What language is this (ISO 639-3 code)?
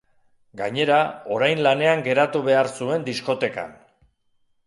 eus